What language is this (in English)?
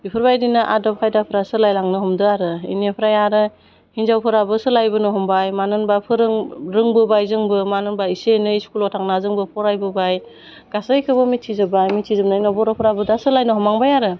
Bodo